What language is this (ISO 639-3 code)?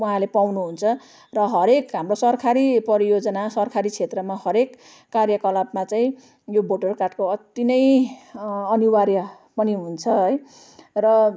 nep